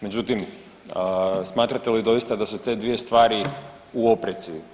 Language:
Croatian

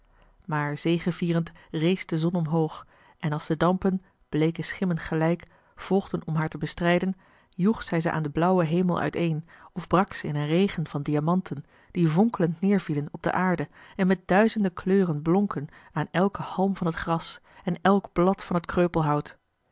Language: Dutch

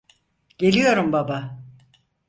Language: Turkish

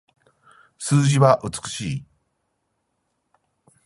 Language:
Japanese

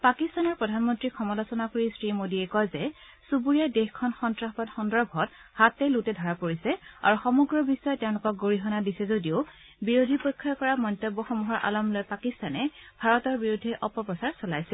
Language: Assamese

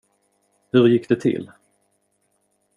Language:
Swedish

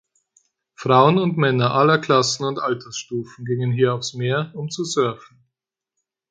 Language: German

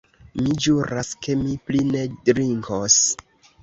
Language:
Esperanto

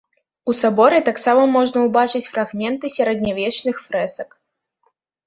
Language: Belarusian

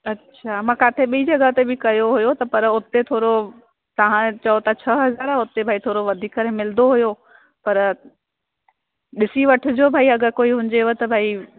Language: Sindhi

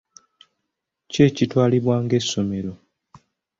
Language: Ganda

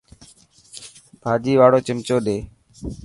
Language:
Dhatki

